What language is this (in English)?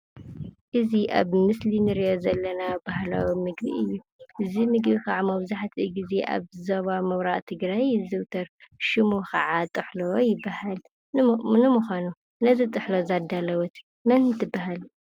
Tigrinya